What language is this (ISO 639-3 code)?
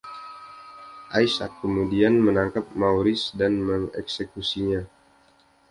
ind